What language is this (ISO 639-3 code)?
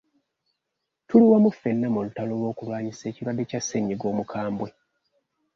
lug